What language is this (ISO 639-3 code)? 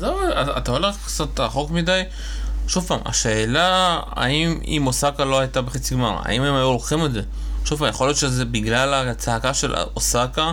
heb